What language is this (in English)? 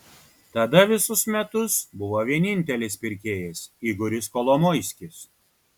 Lithuanian